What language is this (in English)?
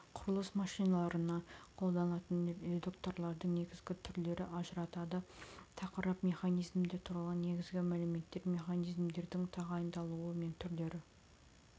Kazakh